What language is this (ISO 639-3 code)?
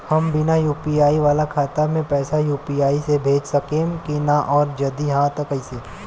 bho